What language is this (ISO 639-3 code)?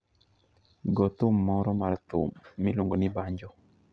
luo